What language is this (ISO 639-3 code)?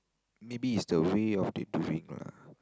eng